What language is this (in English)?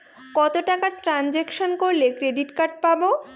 Bangla